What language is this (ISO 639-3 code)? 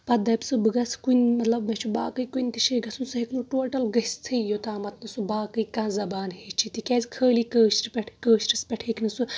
kas